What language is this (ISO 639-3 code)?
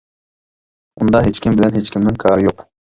uig